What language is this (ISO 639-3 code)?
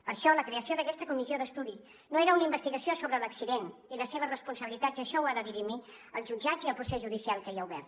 cat